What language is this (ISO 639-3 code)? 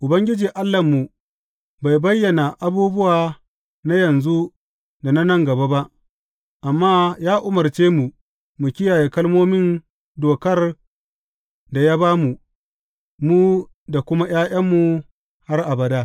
hau